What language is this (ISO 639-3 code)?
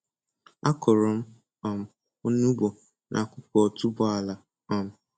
ibo